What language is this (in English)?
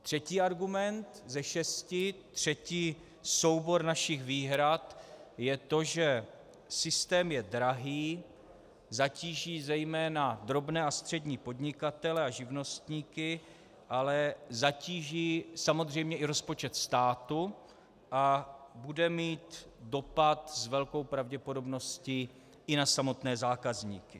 Czech